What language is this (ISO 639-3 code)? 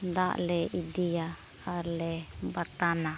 sat